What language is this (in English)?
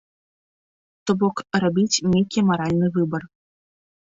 Belarusian